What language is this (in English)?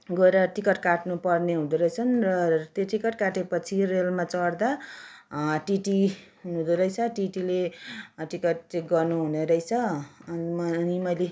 Nepali